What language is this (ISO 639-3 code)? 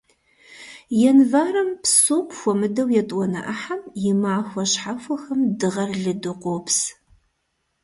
kbd